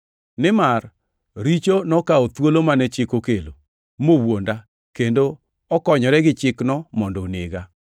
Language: Luo (Kenya and Tanzania)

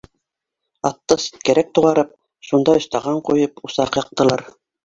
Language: Bashkir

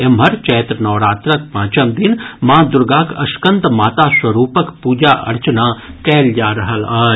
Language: Maithili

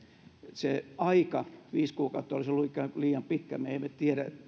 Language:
Finnish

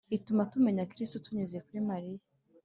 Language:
Kinyarwanda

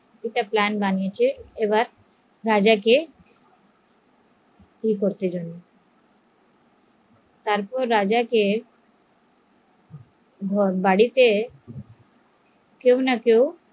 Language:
Bangla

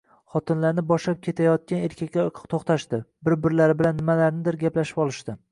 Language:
Uzbek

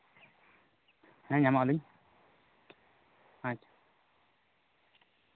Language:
Santali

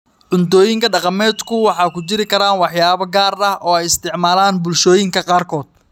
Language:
Somali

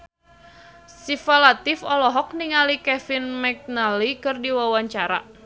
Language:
Sundanese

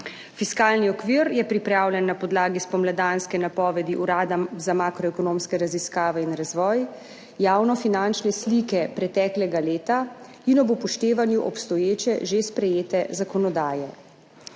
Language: Slovenian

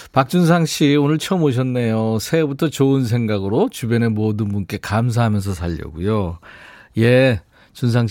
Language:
Korean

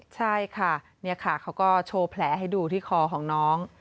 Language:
Thai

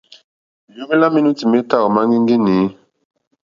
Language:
Mokpwe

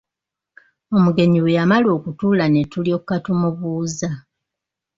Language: Ganda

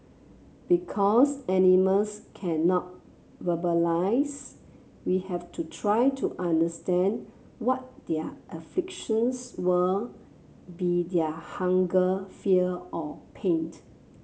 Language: English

